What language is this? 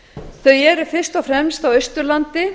Icelandic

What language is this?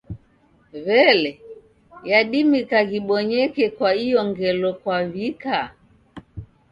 Taita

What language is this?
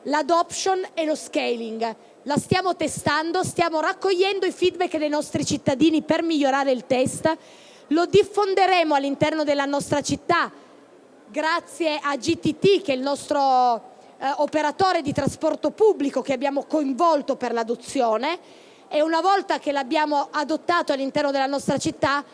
Italian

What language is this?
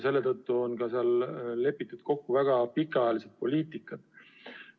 Estonian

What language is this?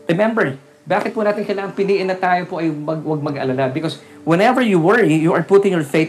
Filipino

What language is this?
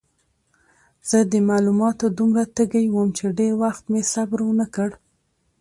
Pashto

